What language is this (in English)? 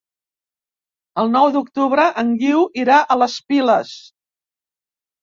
Catalan